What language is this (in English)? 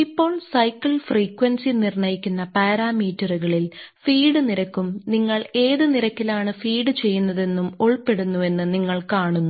Malayalam